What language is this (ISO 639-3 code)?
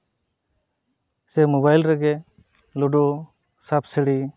sat